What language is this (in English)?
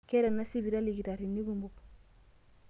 Masai